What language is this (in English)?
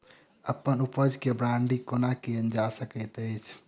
Maithili